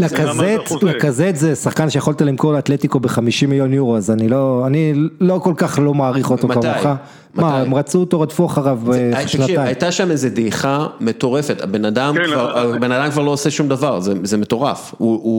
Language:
Hebrew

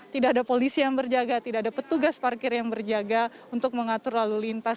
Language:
Indonesian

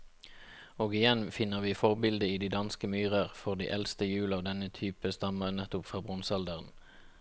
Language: Norwegian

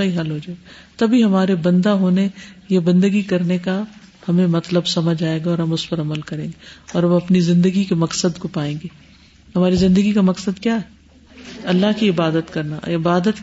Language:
Urdu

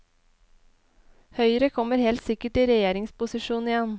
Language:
Norwegian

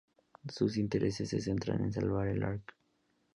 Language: Spanish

